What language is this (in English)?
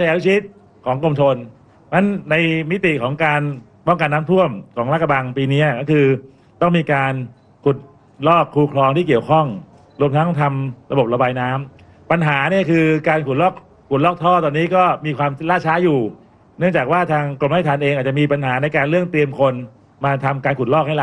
Thai